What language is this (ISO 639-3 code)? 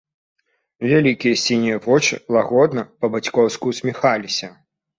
bel